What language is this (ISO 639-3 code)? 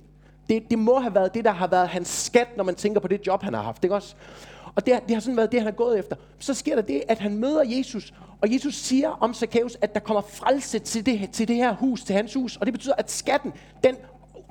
dan